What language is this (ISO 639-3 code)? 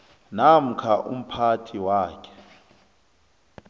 nbl